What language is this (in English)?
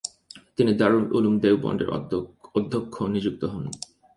Bangla